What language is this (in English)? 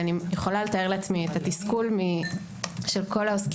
Hebrew